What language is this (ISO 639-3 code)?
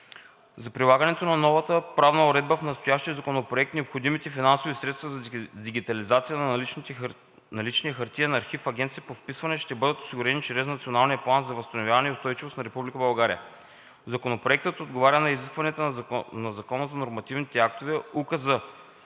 bul